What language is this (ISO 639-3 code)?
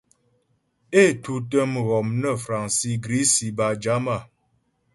bbj